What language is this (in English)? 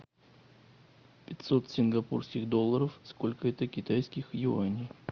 Russian